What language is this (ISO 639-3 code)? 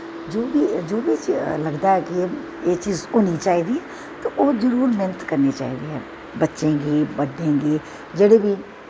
doi